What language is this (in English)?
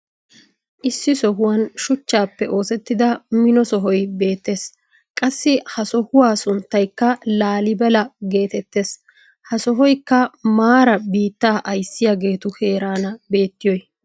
Wolaytta